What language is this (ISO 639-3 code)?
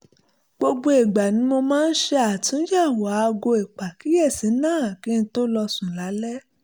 yor